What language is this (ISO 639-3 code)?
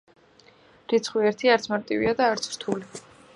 kat